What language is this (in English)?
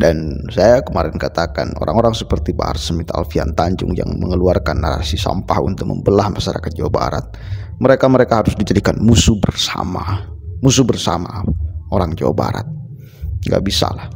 Indonesian